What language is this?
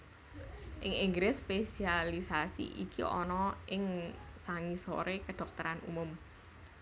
Javanese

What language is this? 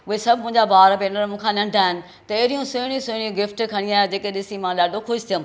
Sindhi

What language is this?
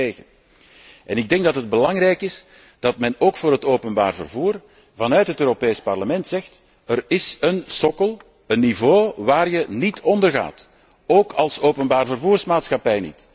Dutch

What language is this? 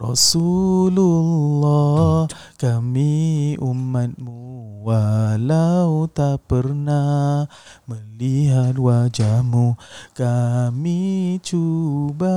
Malay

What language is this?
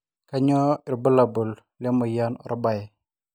Masai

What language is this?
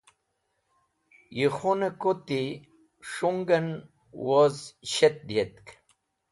Wakhi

